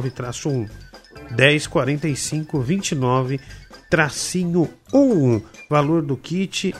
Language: Portuguese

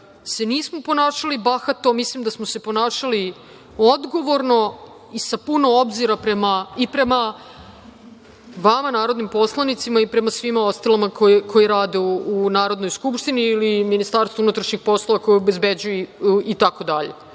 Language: Serbian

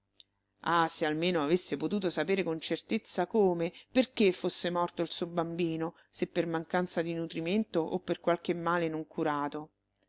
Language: Italian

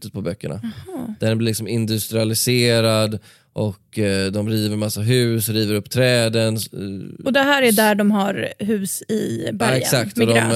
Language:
Swedish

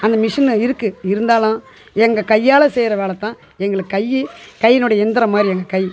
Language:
Tamil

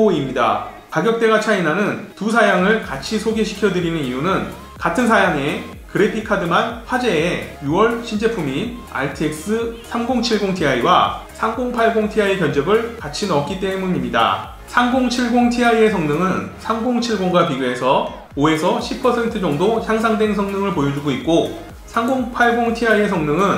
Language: Korean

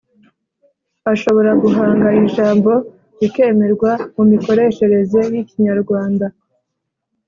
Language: Kinyarwanda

